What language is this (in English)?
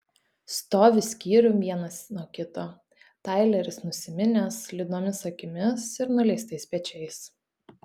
Lithuanian